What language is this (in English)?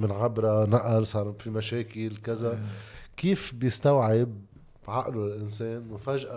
Arabic